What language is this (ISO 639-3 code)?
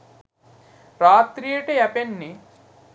sin